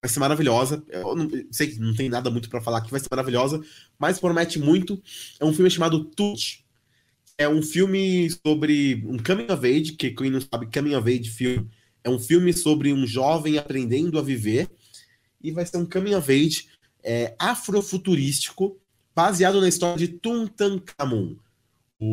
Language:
Portuguese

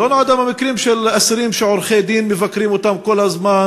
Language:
Hebrew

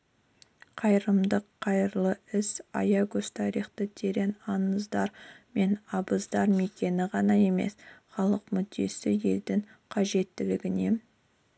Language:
Kazakh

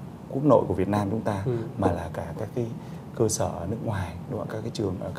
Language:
Vietnamese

